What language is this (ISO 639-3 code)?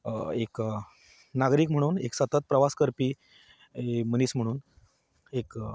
kok